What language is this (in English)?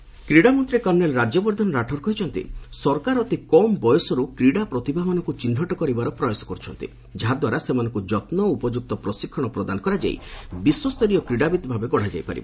Odia